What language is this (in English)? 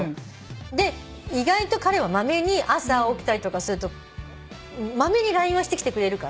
Japanese